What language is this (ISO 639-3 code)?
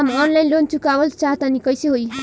bho